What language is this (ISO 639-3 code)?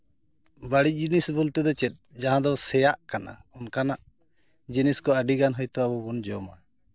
sat